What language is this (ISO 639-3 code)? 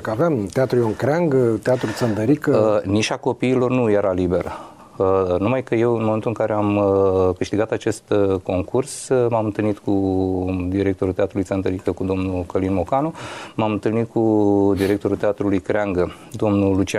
ron